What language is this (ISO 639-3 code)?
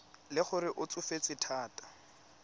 tsn